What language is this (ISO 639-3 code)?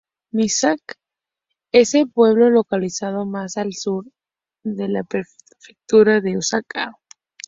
spa